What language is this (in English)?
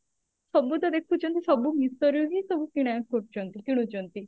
Odia